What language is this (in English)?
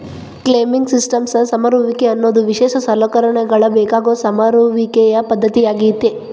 Kannada